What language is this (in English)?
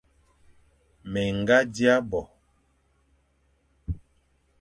Fang